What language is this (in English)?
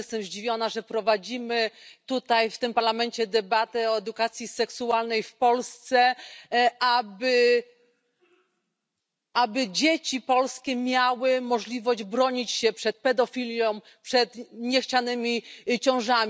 Polish